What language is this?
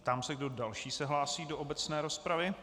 Czech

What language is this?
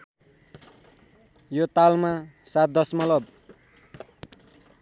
Nepali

